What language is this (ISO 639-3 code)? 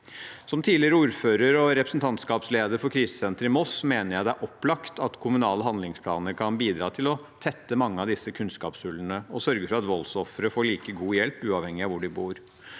nor